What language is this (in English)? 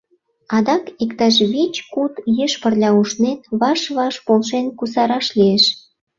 Mari